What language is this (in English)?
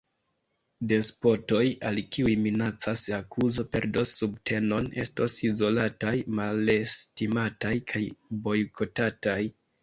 Esperanto